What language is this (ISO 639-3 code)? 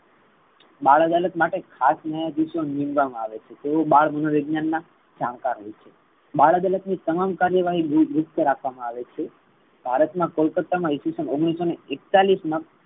guj